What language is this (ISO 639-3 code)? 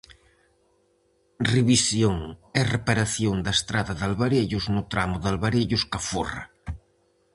glg